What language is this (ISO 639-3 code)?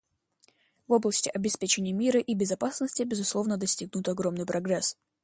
rus